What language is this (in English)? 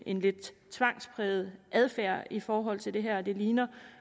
Danish